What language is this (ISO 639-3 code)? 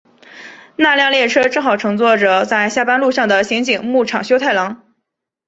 zho